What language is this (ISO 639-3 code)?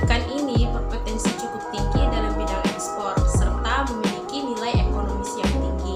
ind